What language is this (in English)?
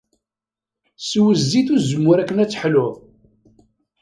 Kabyle